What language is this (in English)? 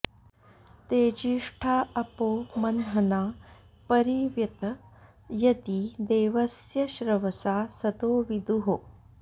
Sanskrit